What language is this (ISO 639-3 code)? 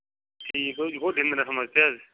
kas